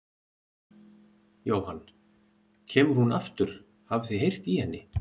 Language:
Icelandic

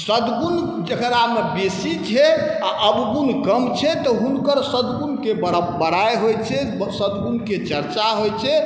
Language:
Maithili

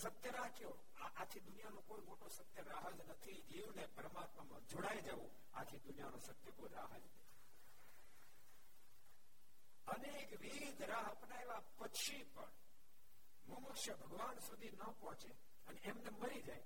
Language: Gujarati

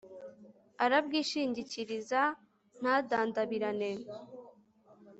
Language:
Kinyarwanda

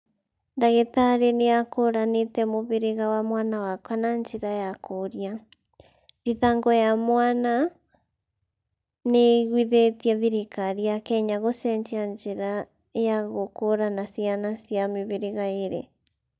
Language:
Kikuyu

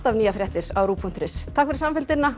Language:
Icelandic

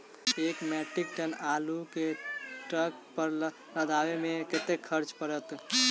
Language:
Maithili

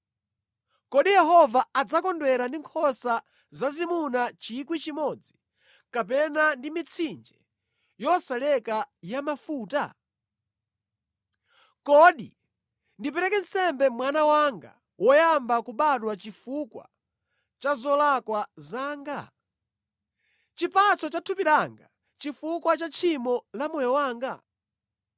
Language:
Nyanja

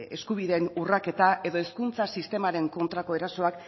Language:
Basque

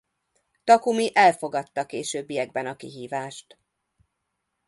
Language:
Hungarian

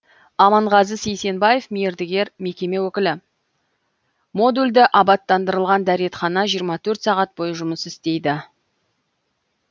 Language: Kazakh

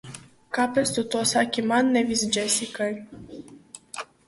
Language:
Latvian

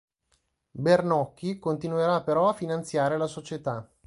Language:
Italian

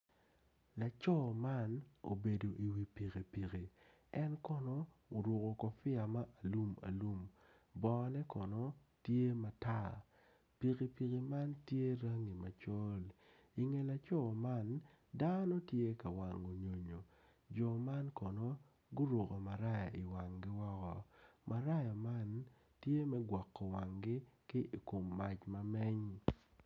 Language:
Acoli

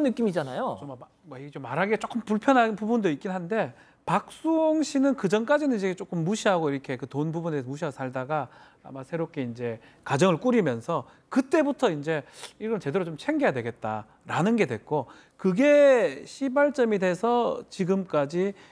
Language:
Korean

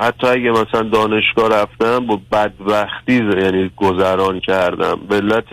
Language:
Persian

